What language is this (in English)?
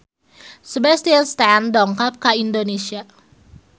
Sundanese